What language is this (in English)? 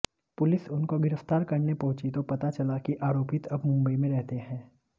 Hindi